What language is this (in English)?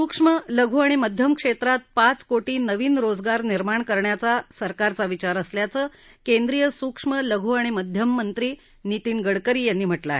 Marathi